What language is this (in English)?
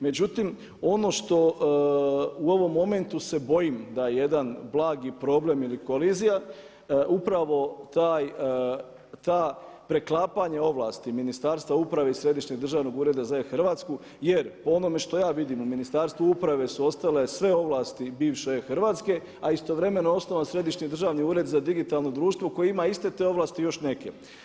Croatian